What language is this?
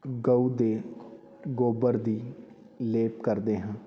Punjabi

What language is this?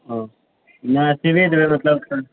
Maithili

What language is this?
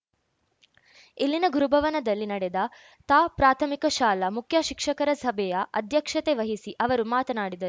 Kannada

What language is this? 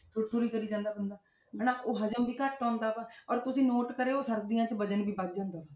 Punjabi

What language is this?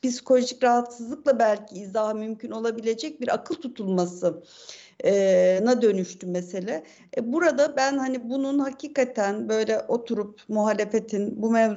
Turkish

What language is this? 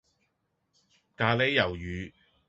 Cantonese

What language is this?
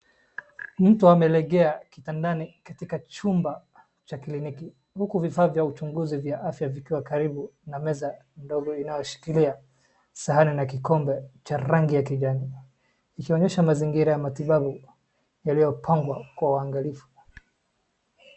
Swahili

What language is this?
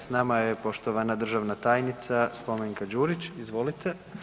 Croatian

